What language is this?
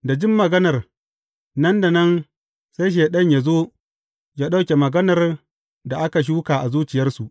Hausa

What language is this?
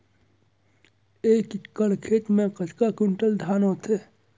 Chhattisgarhi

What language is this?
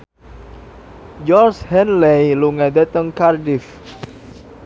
Javanese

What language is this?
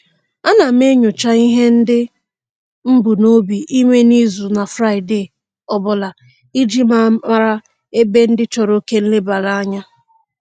Igbo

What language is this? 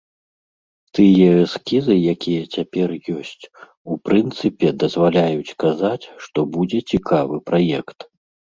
Belarusian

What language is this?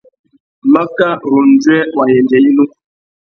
Tuki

